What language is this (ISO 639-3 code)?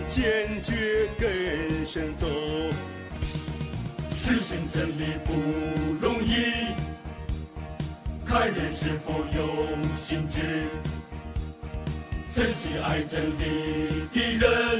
zho